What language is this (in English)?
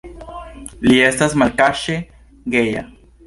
Esperanto